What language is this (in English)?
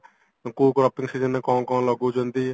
Odia